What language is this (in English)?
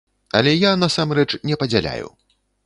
Belarusian